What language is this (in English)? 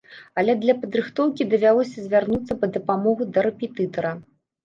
Belarusian